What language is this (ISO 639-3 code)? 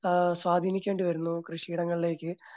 mal